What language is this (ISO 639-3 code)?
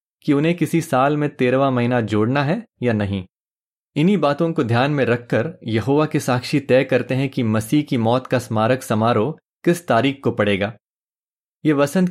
hin